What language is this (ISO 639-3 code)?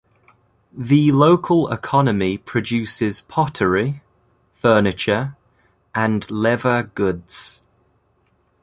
eng